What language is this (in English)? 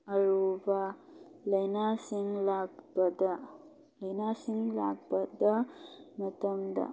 Manipuri